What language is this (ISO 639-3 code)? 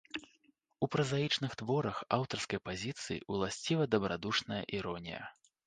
bel